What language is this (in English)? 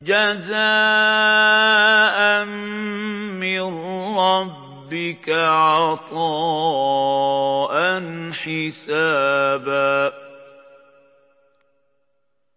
Arabic